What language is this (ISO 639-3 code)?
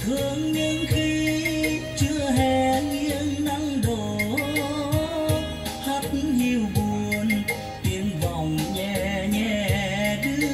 vie